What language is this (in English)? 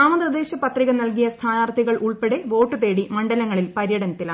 Malayalam